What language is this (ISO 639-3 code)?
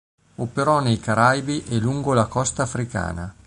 ita